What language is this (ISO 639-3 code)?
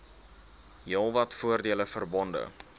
afr